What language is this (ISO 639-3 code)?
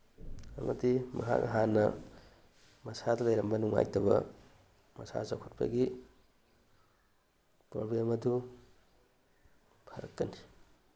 mni